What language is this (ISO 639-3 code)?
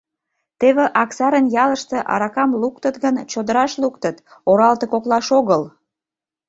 chm